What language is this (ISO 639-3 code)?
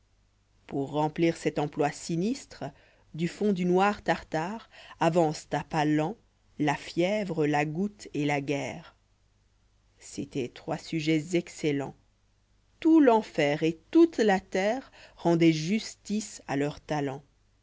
fra